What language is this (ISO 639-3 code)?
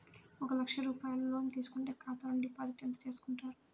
tel